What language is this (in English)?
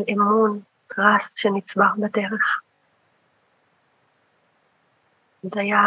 Hebrew